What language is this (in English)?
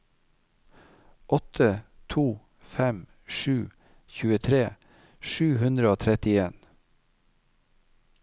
Norwegian